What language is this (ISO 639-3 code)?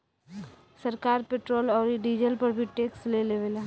bho